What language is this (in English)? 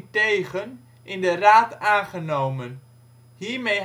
Dutch